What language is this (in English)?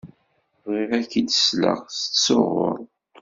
Kabyle